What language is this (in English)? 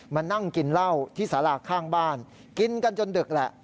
Thai